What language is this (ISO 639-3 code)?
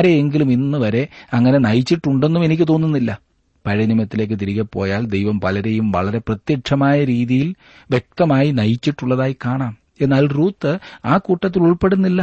mal